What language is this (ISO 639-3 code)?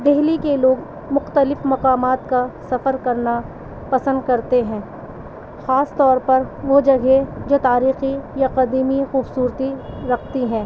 urd